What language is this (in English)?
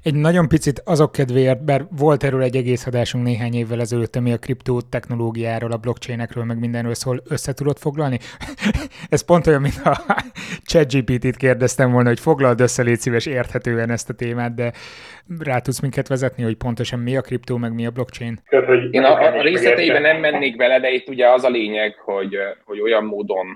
Hungarian